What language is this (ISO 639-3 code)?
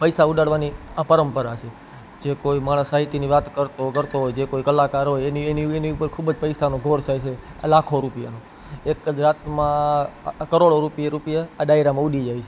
guj